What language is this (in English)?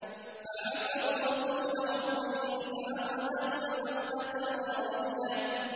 Arabic